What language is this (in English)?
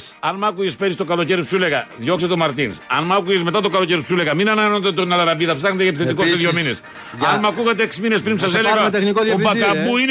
Greek